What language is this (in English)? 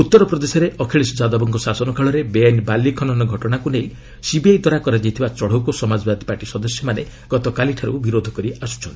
Odia